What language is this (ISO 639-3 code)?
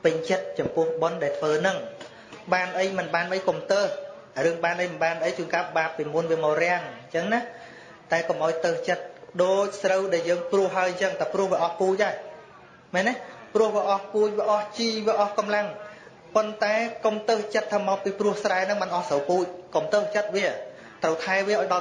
vie